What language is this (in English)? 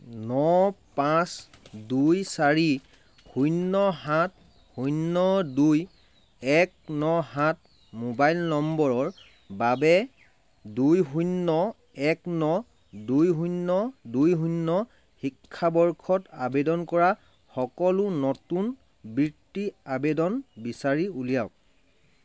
Assamese